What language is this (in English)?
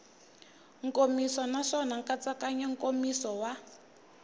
Tsonga